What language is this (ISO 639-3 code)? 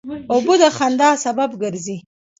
pus